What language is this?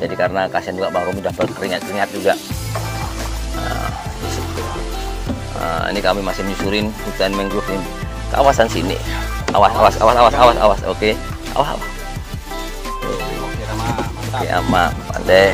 Indonesian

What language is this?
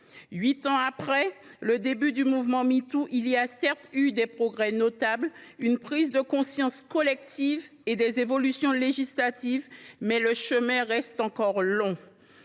French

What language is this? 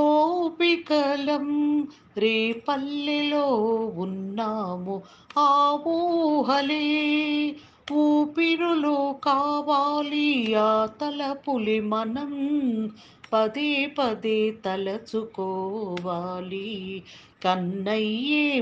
Telugu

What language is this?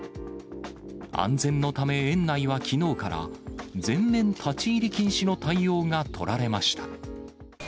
Japanese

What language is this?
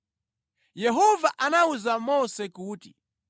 Nyanja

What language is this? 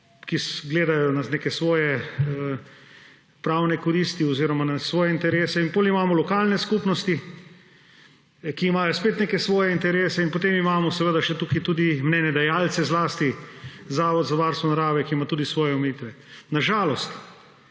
Slovenian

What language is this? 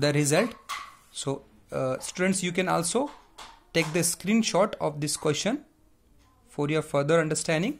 English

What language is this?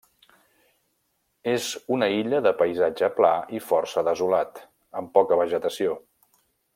Catalan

